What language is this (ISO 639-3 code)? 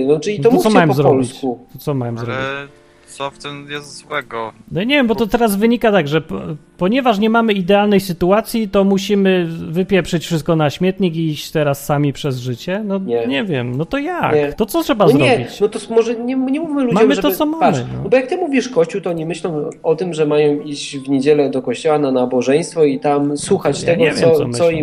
pol